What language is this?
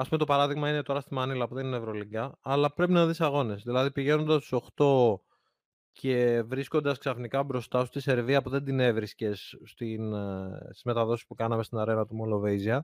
Greek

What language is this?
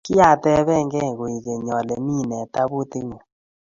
Kalenjin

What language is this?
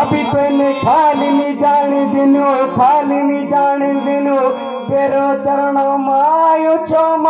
Thai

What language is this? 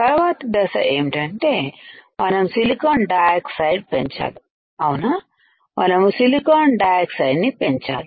Telugu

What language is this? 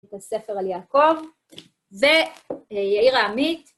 Hebrew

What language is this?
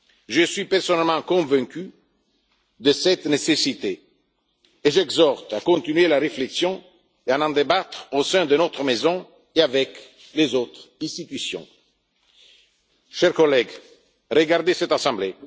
French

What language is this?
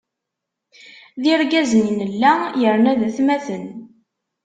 Kabyle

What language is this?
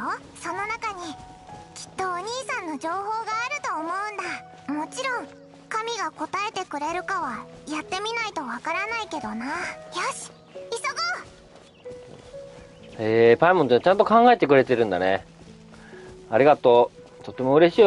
Japanese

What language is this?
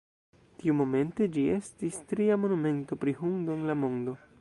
Esperanto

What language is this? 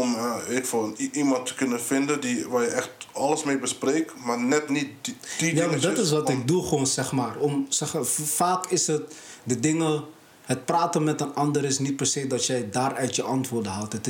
Dutch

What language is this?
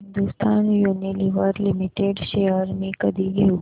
Marathi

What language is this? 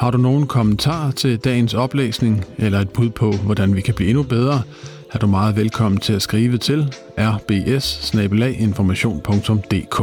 Danish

